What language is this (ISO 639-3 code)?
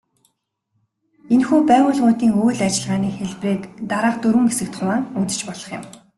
mon